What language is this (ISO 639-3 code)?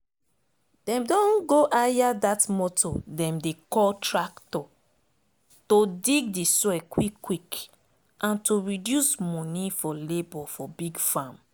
pcm